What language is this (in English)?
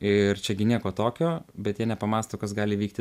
Lithuanian